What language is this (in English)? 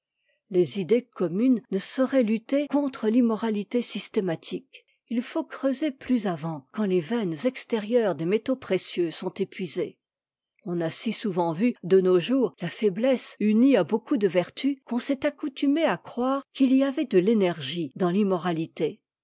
French